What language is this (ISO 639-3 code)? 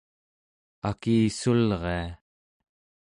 esu